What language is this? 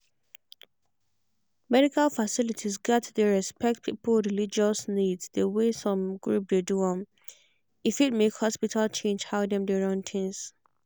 Nigerian Pidgin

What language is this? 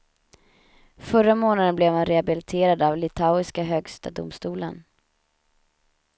Swedish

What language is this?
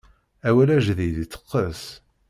Kabyle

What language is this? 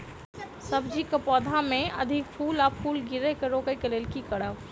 Maithili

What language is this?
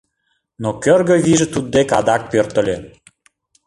Mari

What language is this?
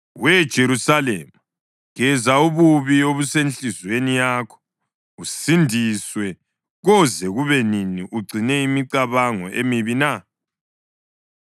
North Ndebele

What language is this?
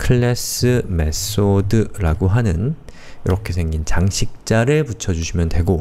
Korean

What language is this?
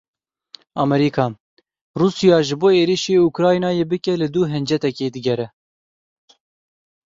Kurdish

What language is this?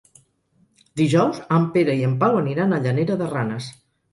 Catalan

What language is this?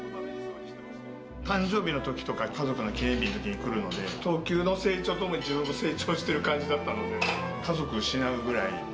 Japanese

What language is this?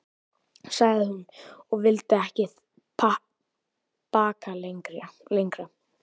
Icelandic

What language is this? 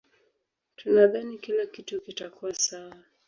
Swahili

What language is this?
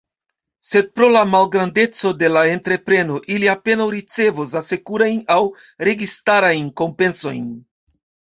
Esperanto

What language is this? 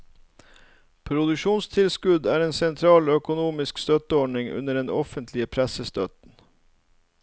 Norwegian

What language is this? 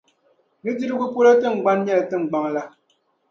Dagbani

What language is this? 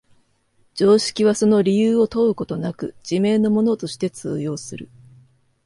Japanese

